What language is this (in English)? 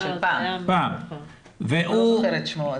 Hebrew